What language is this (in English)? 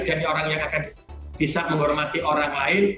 Indonesian